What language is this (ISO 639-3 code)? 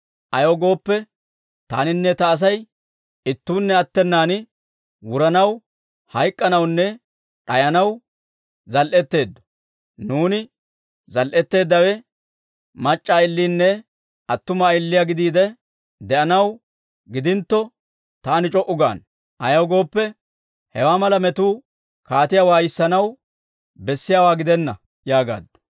dwr